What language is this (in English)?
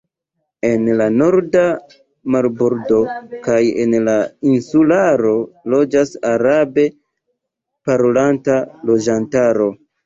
Esperanto